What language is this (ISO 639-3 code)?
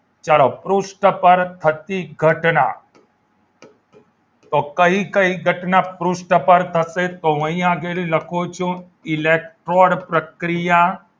guj